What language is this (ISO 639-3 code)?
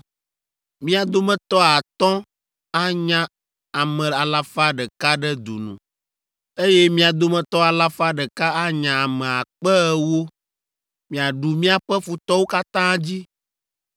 ewe